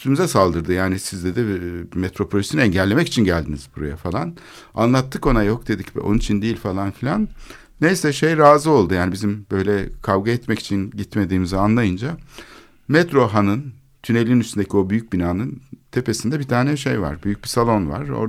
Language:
Turkish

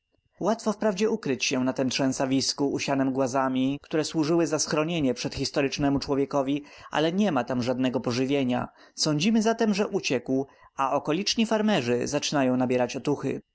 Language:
Polish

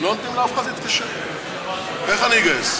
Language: Hebrew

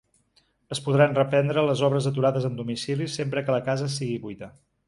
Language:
Catalan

